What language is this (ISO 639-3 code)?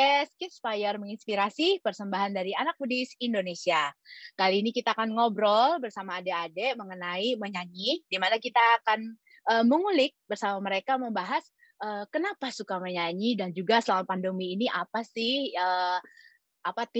ind